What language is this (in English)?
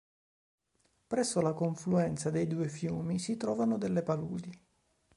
Italian